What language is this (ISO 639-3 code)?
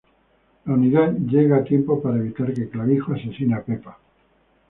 spa